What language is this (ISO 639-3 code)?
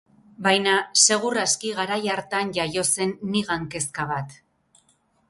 eus